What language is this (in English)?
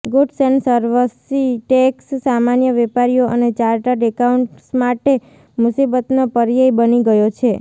Gujarati